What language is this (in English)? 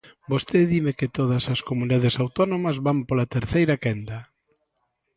Galician